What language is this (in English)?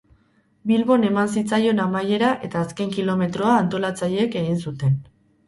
Basque